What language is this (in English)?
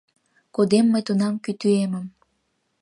Mari